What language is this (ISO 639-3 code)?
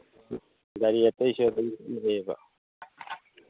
mni